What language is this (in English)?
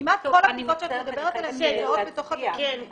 Hebrew